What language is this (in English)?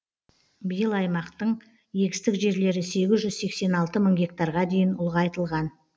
Kazakh